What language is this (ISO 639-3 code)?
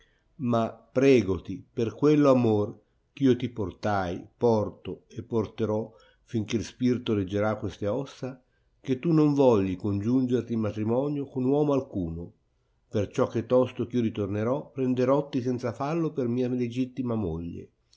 ita